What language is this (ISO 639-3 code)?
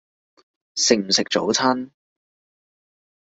yue